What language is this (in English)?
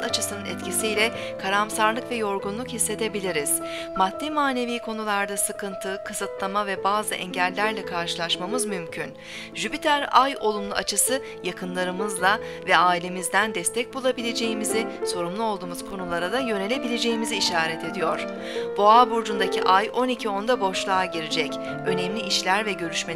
Turkish